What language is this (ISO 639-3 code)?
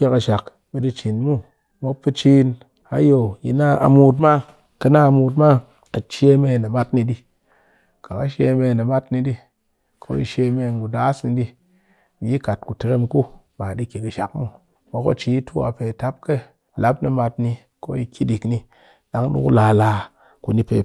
cky